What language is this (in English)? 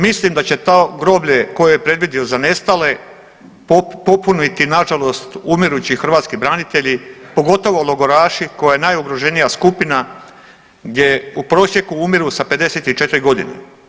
Croatian